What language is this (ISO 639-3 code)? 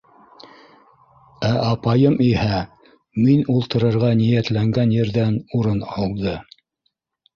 bak